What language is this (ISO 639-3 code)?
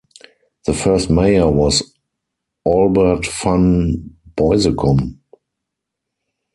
eng